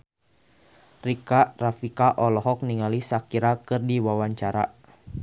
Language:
Sundanese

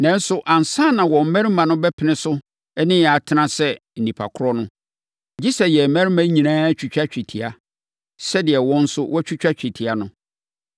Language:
Akan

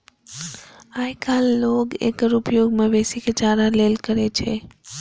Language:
Maithili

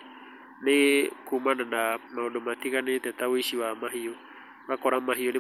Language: Kikuyu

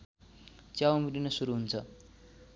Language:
Nepali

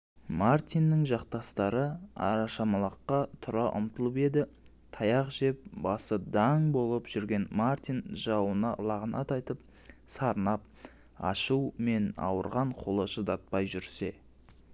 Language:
Kazakh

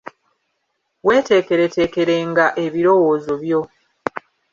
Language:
Ganda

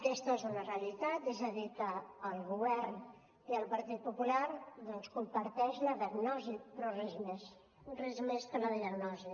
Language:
Catalan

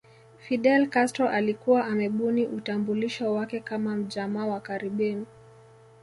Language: Swahili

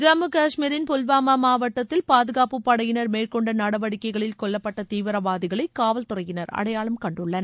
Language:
Tamil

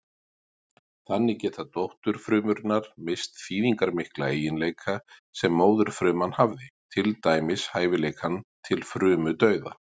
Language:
Icelandic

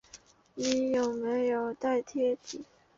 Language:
Chinese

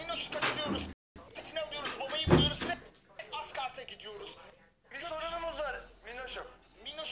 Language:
Turkish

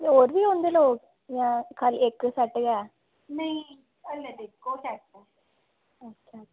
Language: Dogri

